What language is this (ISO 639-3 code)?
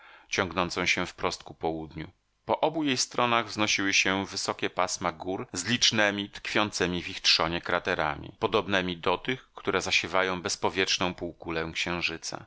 pol